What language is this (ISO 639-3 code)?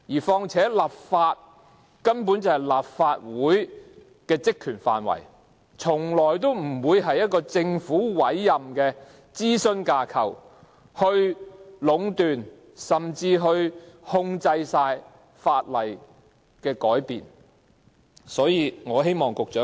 yue